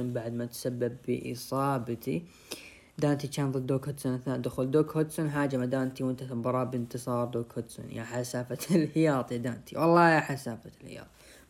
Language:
Arabic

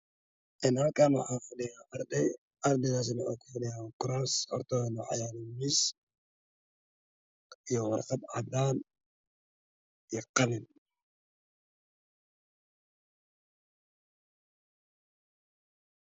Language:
Somali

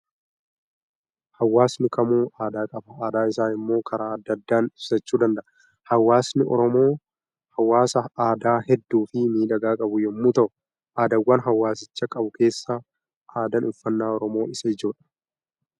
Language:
Oromo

